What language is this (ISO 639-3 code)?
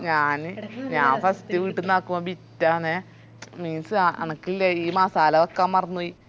mal